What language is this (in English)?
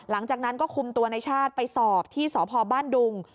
Thai